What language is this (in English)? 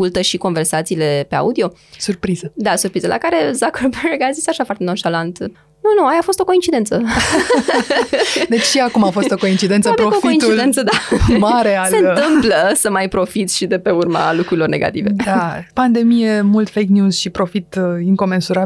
Romanian